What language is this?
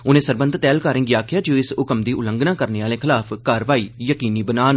Dogri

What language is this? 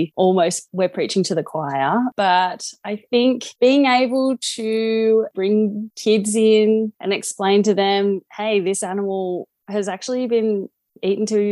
English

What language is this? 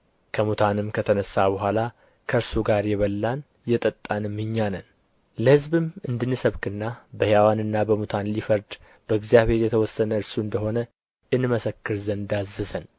Amharic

